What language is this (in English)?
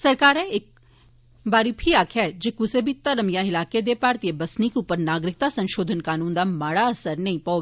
Dogri